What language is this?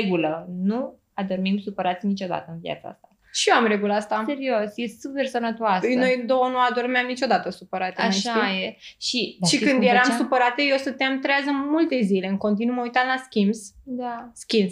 Romanian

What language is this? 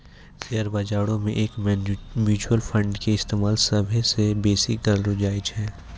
Maithili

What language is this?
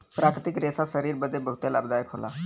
Bhojpuri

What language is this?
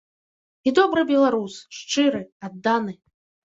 Belarusian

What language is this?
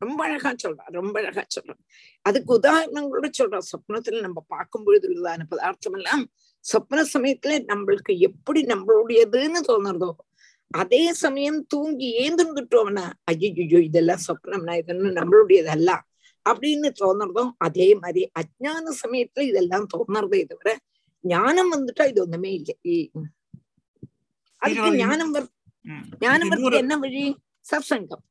Tamil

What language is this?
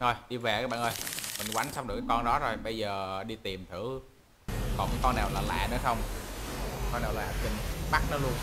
Vietnamese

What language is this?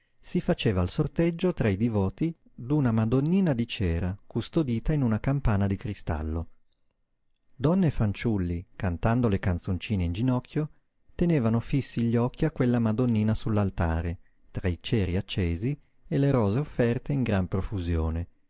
Italian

